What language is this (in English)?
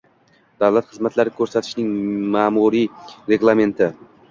Uzbek